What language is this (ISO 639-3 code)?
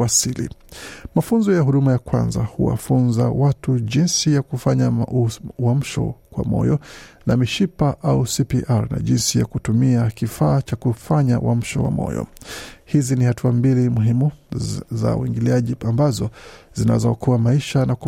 swa